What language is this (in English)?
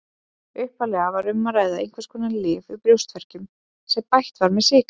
Icelandic